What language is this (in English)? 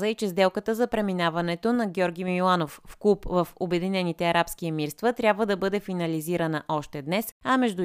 Bulgarian